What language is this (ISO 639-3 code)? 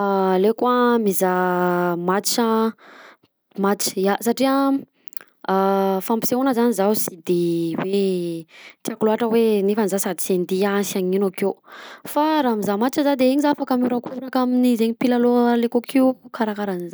bzc